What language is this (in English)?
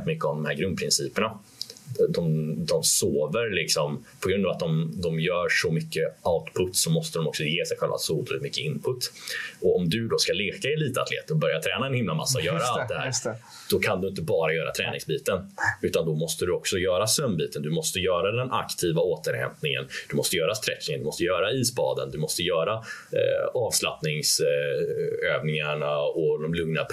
Swedish